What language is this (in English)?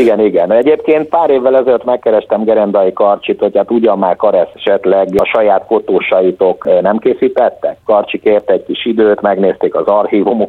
Hungarian